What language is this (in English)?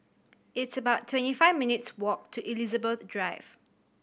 English